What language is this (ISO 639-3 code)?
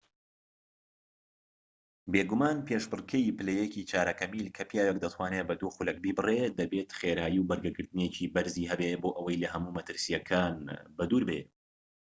ckb